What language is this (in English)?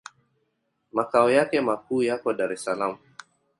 Swahili